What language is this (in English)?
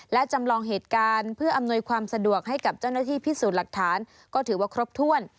Thai